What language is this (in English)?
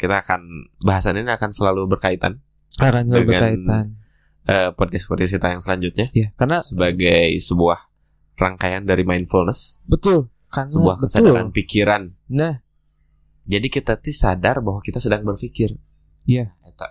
Indonesian